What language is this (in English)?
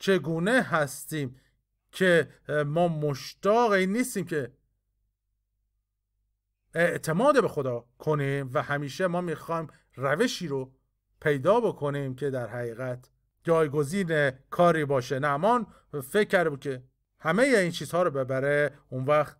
Persian